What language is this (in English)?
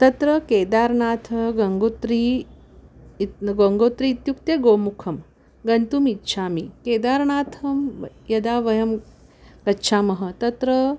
Sanskrit